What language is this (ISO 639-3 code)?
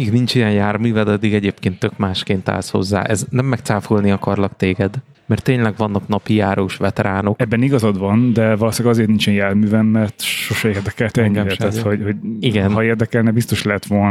hun